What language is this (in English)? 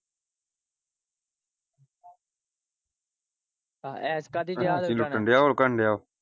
Punjabi